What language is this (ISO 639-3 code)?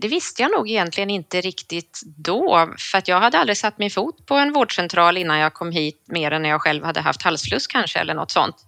swe